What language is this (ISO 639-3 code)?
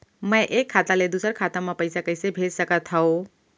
hne